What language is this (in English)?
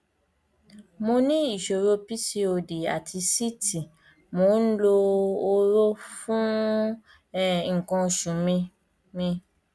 Yoruba